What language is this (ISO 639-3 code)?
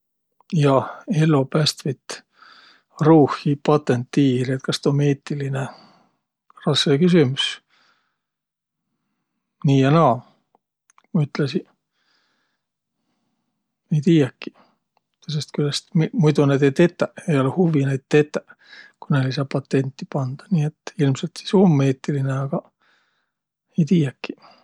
vro